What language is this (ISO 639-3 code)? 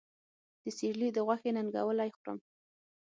pus